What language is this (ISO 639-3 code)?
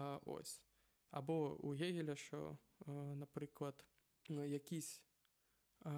ukr